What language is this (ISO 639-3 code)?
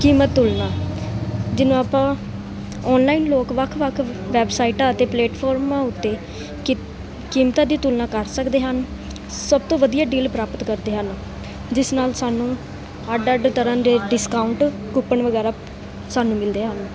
pan